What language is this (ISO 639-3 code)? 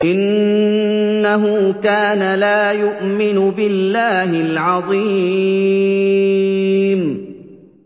ara